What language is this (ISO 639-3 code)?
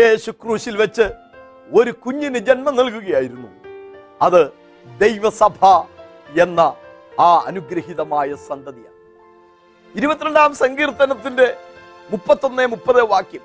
mal